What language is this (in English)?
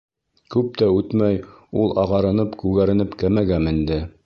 Bashkir